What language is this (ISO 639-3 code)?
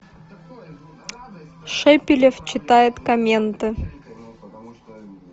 rus